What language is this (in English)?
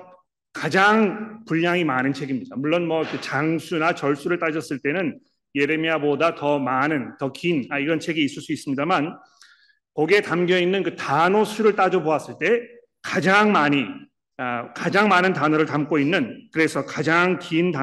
Korean